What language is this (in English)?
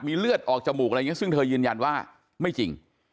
Thai